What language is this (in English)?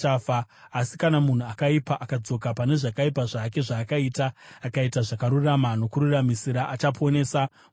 Shona